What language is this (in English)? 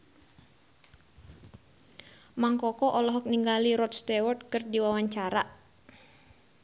Sundanese